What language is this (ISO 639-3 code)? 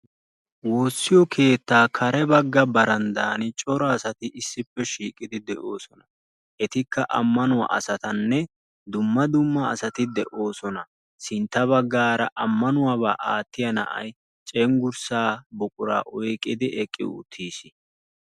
wal